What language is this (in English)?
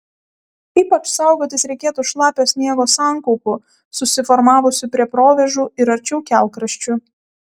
Lithuanian